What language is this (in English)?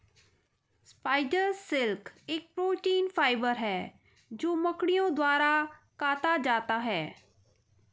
Hindi